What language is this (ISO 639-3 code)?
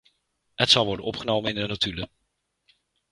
nld